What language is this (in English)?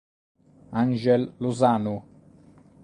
Italian